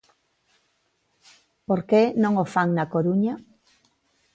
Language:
Galician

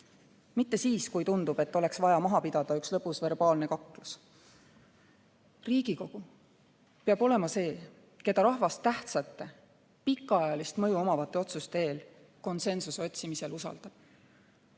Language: Estonian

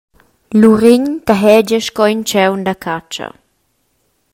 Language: Romansh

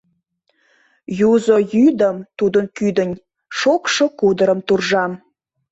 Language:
Mari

